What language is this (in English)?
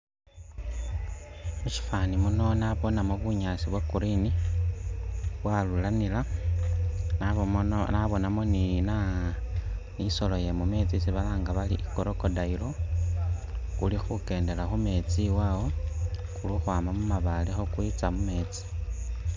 Masaaba